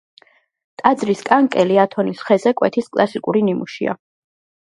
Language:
Georgian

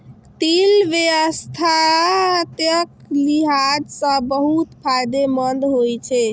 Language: Maithili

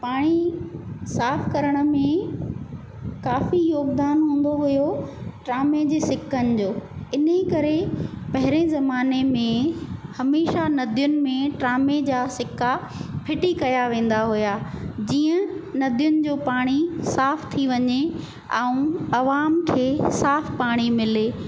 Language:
Sindhi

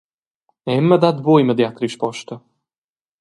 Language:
Romansh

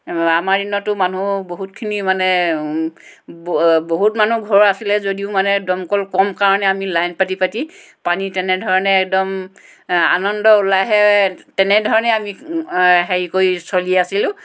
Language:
Assamese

